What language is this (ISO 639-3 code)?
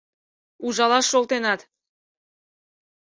chm